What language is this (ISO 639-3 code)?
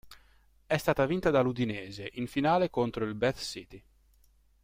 ita